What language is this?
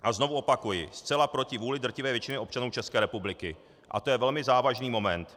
Czech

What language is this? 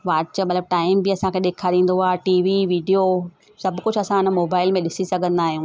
Sindhi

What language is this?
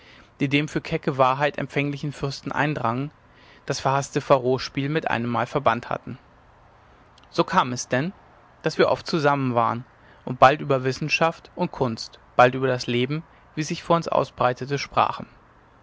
German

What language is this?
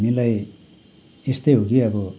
Nepali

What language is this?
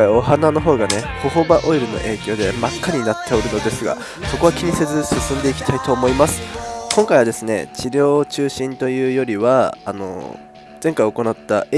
Japanese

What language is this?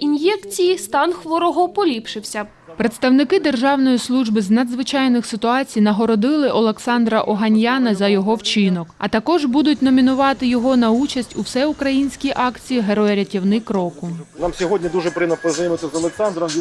Ukrainian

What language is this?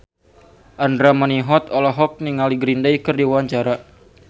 Sundanese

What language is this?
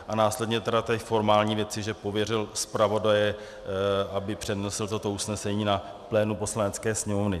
Czech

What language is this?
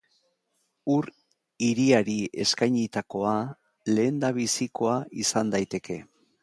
Basque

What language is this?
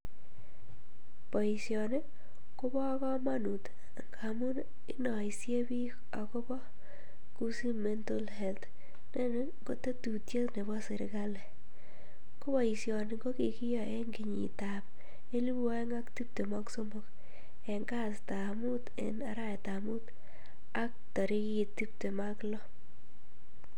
Kalenjin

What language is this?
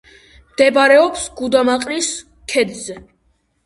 Georgian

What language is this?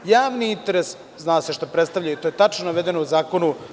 Serbian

